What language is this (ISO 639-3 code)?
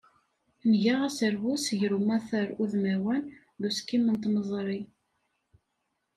kab